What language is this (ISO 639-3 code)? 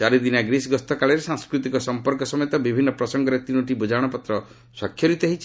ori